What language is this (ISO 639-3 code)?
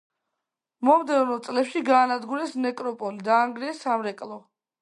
kat